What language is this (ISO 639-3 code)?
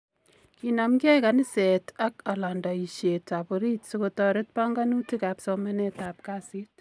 kln